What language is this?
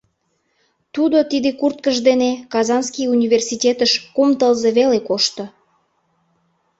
Mari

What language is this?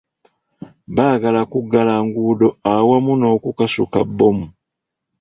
Ganda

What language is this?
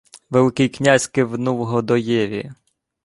Ukrainian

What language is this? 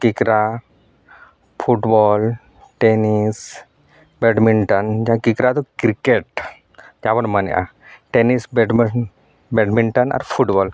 Santali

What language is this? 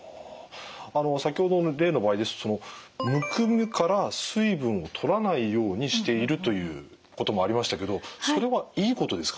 Japanese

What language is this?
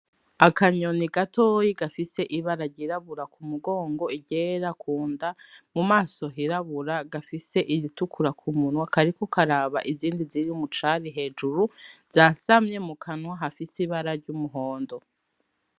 Rundi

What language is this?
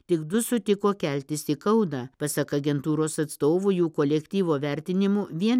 Lithuanian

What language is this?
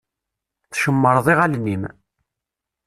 Kabyle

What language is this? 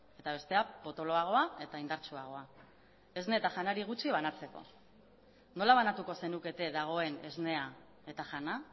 Basque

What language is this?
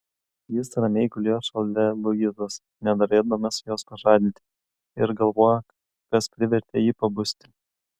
Lithuanian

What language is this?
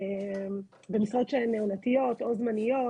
Hebrew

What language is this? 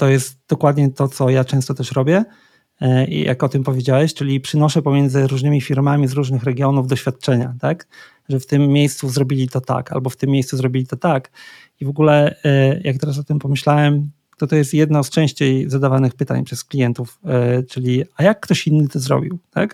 Polish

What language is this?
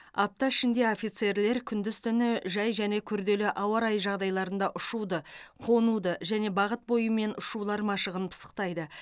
Kazakh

